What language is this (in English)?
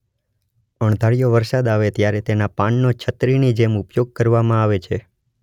Gujarati